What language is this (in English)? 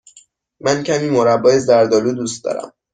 Persian